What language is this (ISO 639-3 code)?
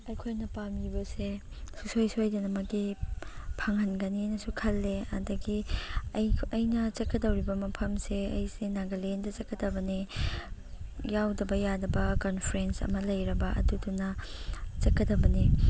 mni